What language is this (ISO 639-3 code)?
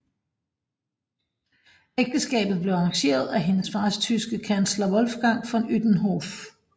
dan